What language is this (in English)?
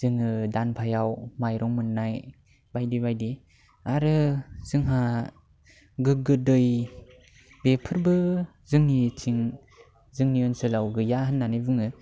Bodo